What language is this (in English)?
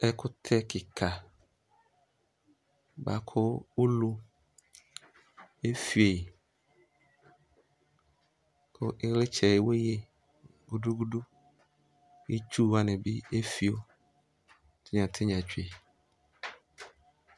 Ikposo